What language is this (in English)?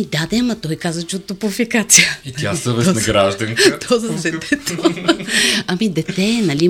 Bulgarian